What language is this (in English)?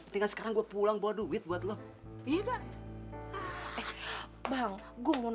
Indonesian